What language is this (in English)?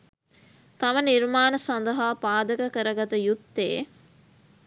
Sinhala